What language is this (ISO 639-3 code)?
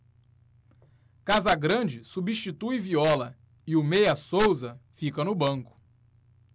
por